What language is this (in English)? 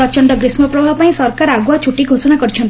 Odia